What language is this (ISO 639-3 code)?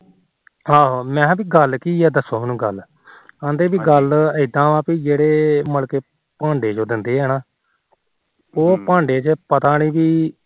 pan